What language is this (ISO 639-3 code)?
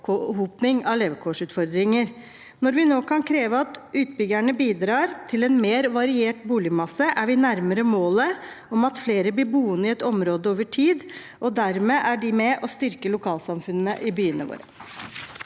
nor